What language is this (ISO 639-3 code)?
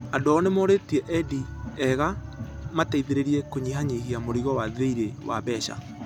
kik